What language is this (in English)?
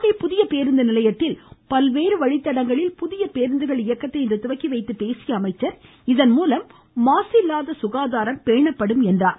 Tamil